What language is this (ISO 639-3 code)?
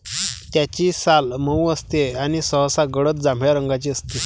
mar